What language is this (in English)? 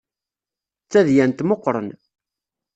Kabyle